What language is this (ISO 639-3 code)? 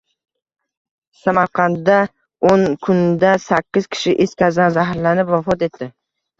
uzb